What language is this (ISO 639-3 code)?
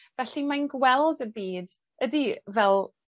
cym